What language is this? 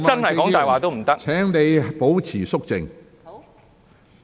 Cantonese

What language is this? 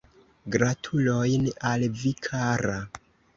Esperanto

